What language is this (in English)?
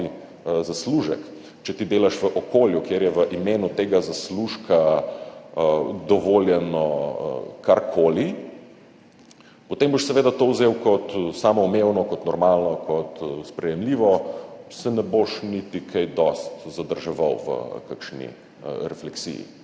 Slovenian